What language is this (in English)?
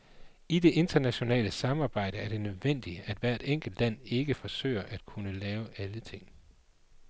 Danish